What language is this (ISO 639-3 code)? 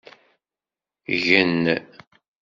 kab